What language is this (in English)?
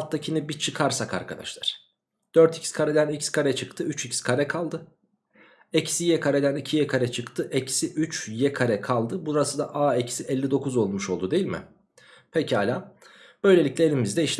Turkish